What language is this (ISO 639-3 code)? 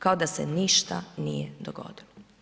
hrv